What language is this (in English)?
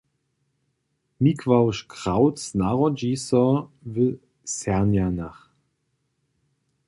Upper Sorbian